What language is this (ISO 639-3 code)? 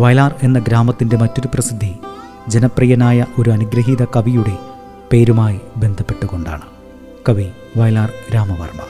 mal